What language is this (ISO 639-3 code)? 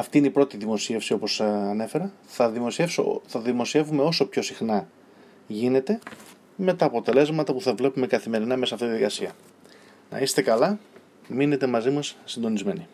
ell